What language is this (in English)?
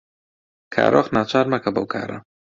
Central Kurdish